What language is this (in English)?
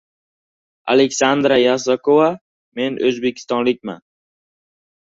Uzbek